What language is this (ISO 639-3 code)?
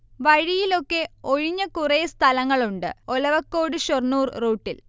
mal